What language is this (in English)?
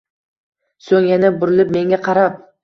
Uzbek